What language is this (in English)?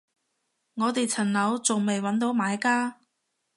Cantonese